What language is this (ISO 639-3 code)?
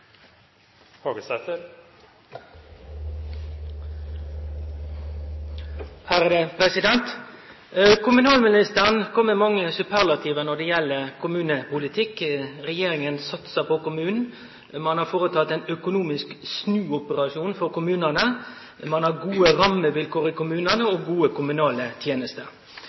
nor